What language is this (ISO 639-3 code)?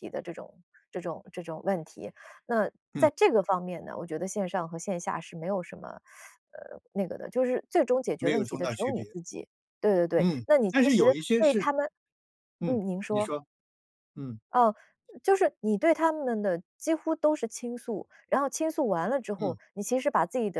zho